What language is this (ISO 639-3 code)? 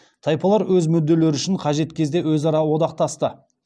kaz